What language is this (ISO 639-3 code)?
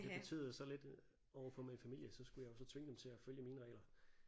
dan